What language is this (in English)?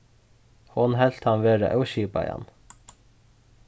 Faroese